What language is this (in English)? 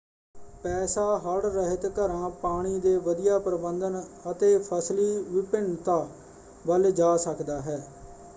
Punjabi